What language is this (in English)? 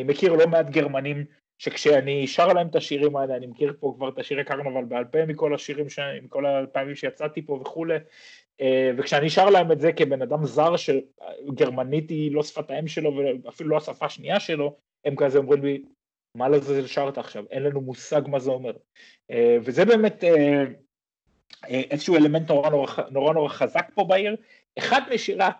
Hebrew